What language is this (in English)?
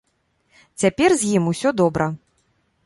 Belarusian